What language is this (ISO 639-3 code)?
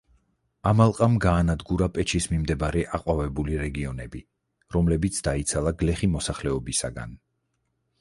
kat